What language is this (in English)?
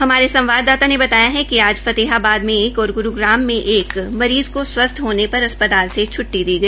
Hindi